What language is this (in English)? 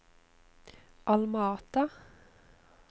Norwegian